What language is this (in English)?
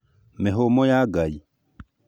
Kikuyu